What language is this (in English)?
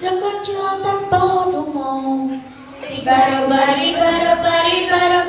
Czech